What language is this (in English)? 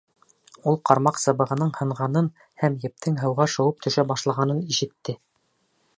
Bashkir